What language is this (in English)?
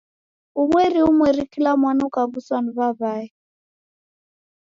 Taita